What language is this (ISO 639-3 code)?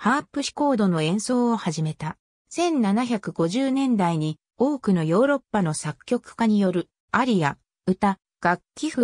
jpn